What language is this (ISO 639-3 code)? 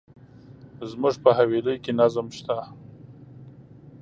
pus